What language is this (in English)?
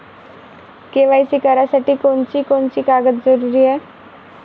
Marathi